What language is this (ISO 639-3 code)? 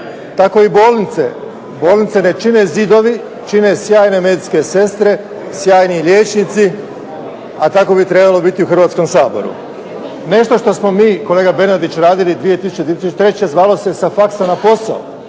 hrv